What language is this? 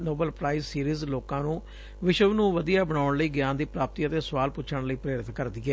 Punjabi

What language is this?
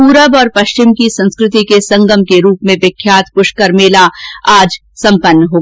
Hindi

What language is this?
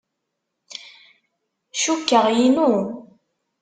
Kabyle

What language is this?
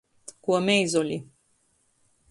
Latgalian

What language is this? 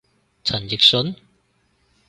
Cantonese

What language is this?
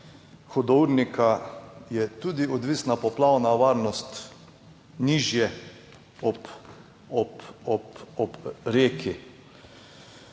Slovenian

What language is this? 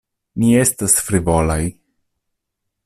Esperanto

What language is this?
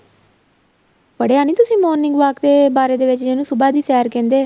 Punjabi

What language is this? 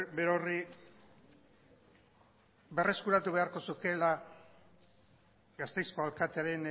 Basque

